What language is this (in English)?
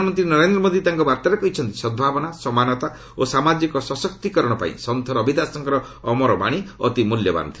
Odia